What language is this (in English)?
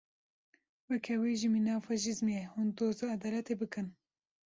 Kurdish